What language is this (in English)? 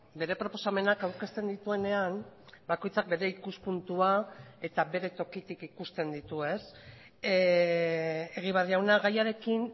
Basque